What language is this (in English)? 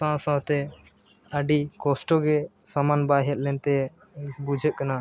Santali